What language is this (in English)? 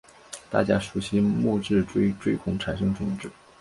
Chinese